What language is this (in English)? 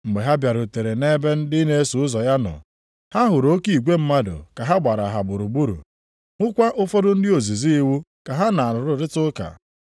Igbo